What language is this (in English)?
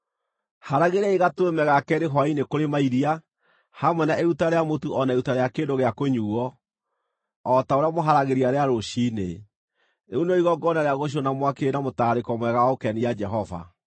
Kikuyu